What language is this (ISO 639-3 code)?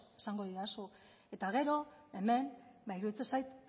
eus